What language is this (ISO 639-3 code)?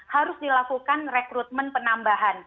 ind